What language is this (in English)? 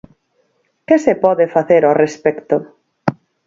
Galician